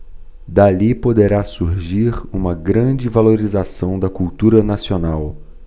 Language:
Portuguese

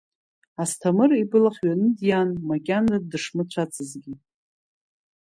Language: Abkhazian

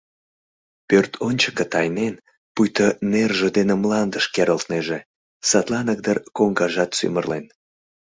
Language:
Mari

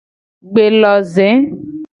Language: Gen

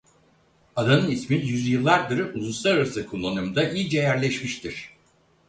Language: Turkish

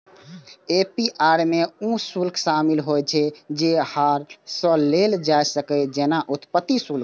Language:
Maithili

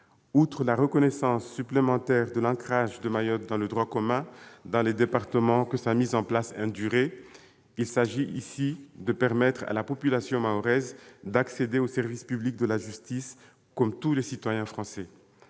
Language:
French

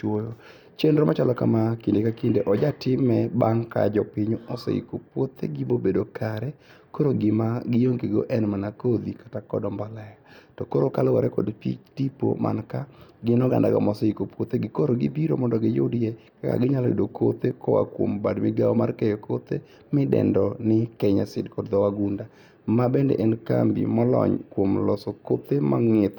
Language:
Luo (Kenya and Tanzania)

